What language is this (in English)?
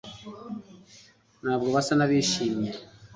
Kinyarwanda